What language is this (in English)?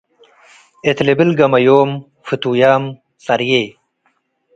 Tigre